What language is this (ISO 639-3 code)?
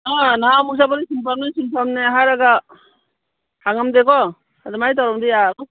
mni